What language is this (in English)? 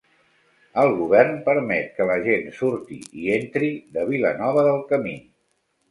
Catalan